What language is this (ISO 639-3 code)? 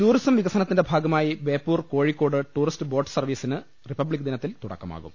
mal